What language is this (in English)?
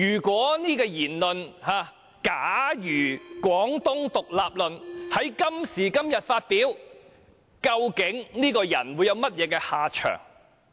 Cantonese